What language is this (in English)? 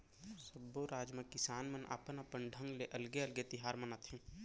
Chhattisgarhi